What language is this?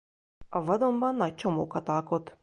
Hungarian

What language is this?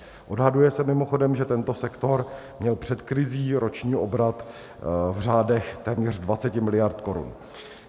Czech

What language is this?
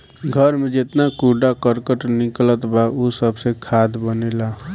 Bhojpuri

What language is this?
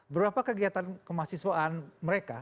Indonesian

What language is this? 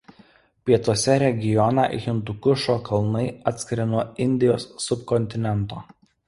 Lithuanian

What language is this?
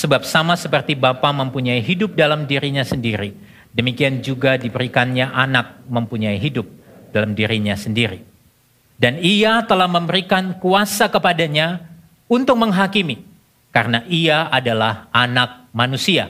Indonesian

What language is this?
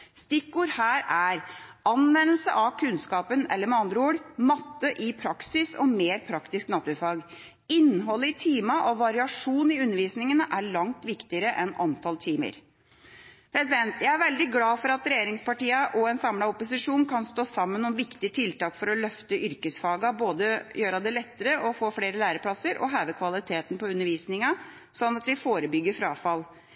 Norwegian Bokmål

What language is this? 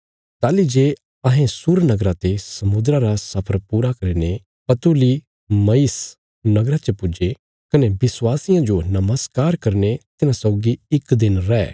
Bilaspuri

